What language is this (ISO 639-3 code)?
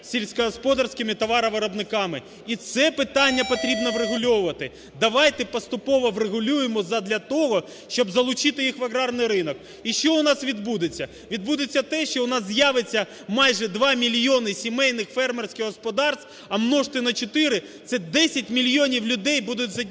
ukr